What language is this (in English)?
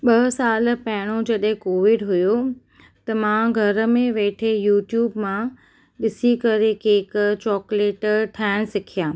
Sindhi